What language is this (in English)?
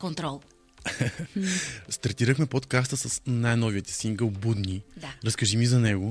Bulgarian